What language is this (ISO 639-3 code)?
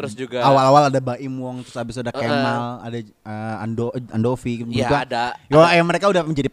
ind